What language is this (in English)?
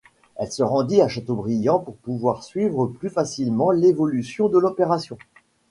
French